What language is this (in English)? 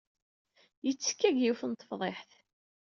Kabyle